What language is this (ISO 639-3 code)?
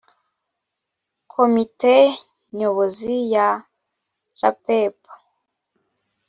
kin